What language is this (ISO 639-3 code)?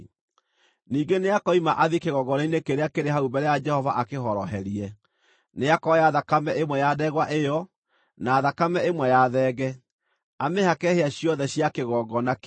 kik